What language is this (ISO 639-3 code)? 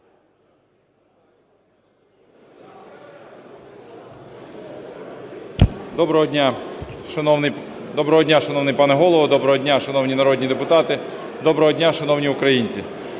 ukr